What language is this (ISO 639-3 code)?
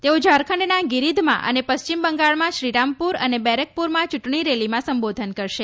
guj